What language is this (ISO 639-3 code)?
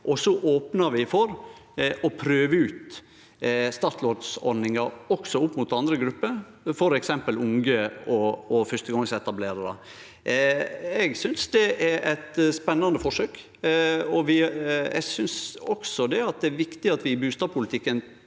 nor